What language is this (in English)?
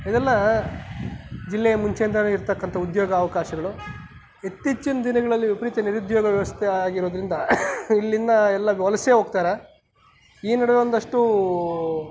Kannada